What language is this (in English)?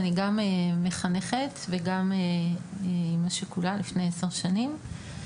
Hebrew